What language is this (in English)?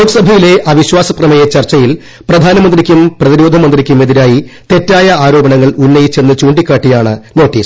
Malayalam